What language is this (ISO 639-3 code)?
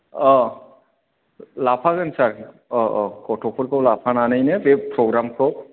brx